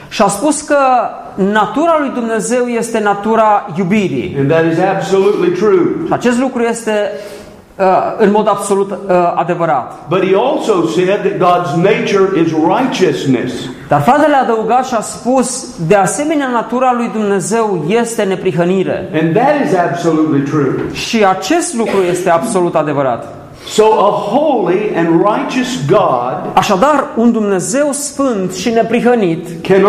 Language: Romanian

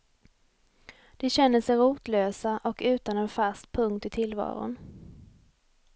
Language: Swedish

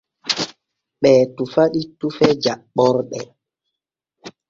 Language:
Borgu Fulfulde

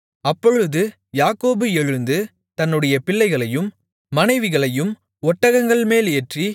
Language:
Tamil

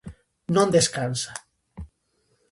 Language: Galician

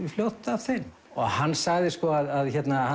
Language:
Icelandic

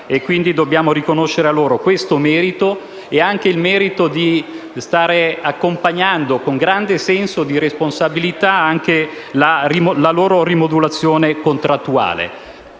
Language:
Italian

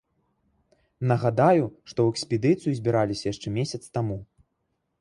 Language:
Belarusian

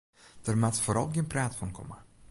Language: Western Frisian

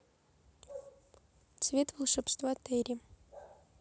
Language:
Russian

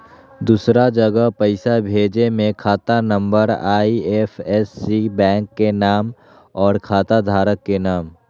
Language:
Magahi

